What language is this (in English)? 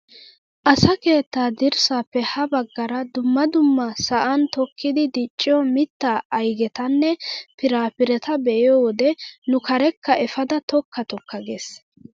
Wolaytta